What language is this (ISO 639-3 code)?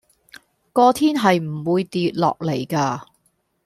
yue